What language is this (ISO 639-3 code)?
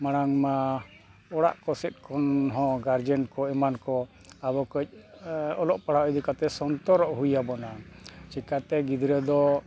sat